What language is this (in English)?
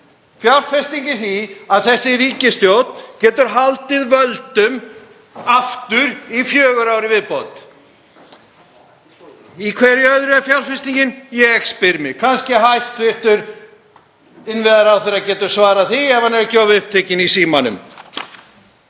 Icelandic